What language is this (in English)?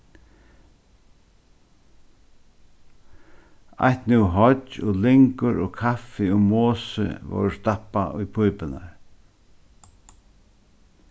Faroese